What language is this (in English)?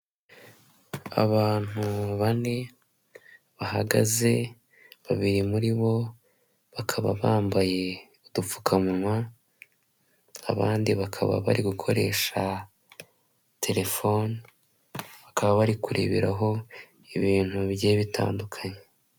Kinyarwanda